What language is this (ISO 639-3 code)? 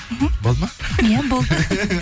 kaz